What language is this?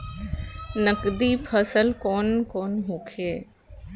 Bhojpuri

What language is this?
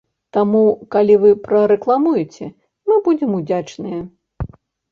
Belarusian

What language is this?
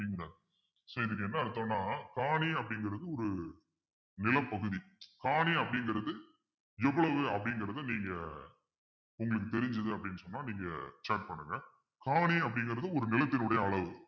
Tamil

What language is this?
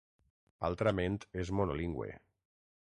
Catalan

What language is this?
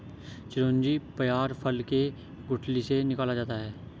Hindi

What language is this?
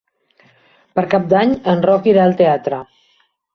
Catalan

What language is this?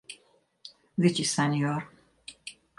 Hungarian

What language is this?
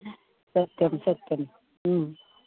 Sanskrit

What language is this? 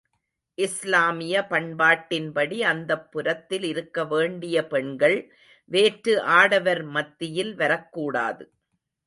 Tamil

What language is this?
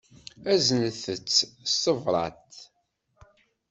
Kabyle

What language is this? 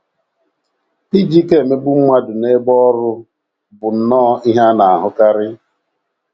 Igbo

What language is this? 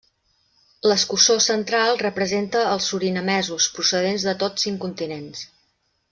Catalan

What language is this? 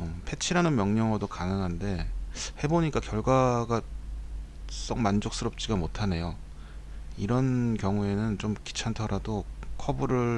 Korean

